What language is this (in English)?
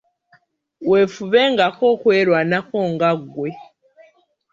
Ganda